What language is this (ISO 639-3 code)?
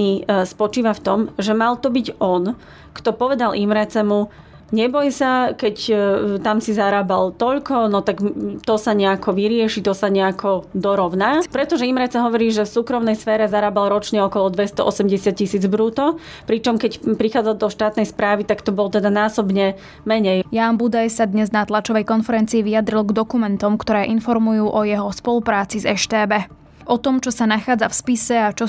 slk